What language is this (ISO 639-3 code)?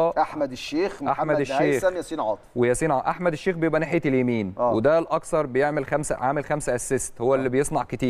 ara